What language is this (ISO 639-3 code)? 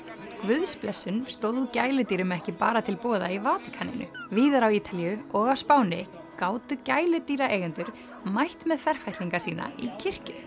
isl